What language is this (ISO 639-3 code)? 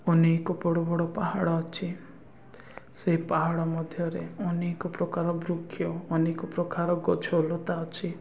ori